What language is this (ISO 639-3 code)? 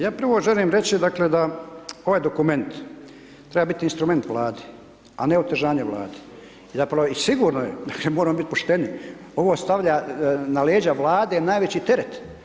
hrv